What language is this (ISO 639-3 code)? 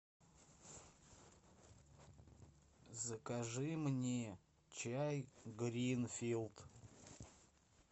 rus